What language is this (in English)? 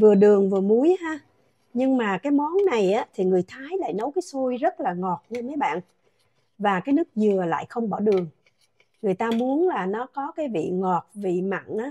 Vietnamese